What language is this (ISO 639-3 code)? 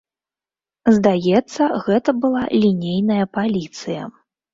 bel